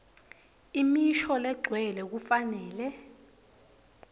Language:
Swati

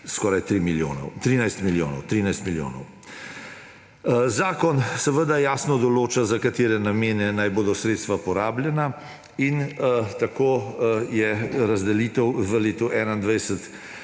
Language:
Slovenian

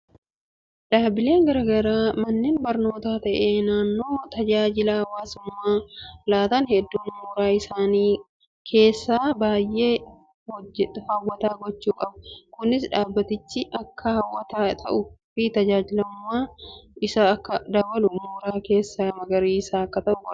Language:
Oromo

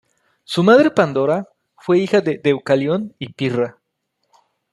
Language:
Spanish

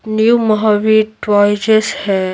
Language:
Hindi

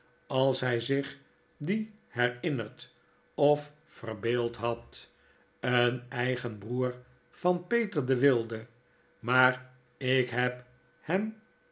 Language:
Dutch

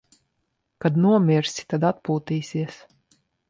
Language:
Latvian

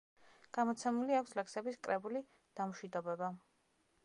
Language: Georgian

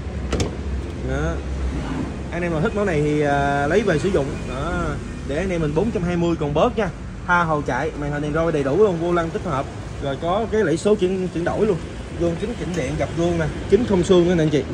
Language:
Vietnamese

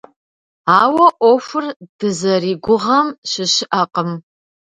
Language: Kabardian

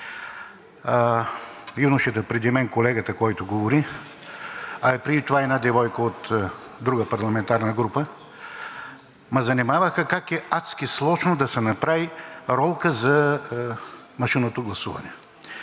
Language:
Bulgarian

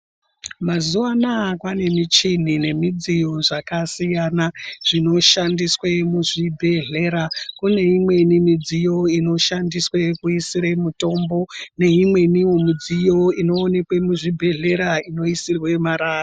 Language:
Ndau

